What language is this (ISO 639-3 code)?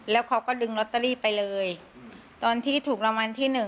tha